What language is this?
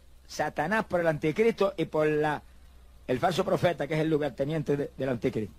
Spanish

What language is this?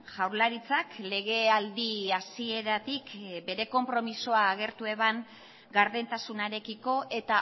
Basque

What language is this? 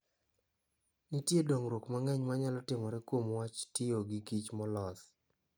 Luo (Kenya and Tanzania)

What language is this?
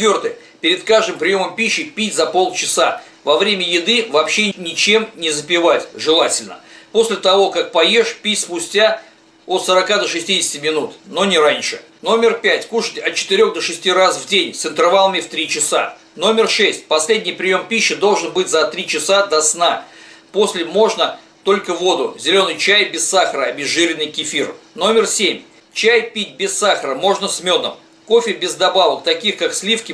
Russian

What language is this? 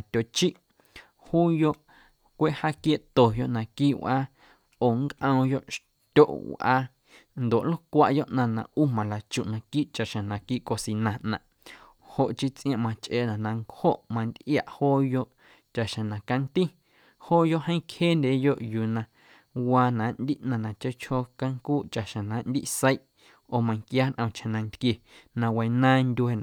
Guerrero Amuzgo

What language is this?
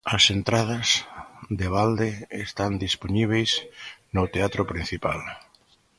Galician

